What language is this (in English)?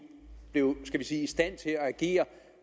Danish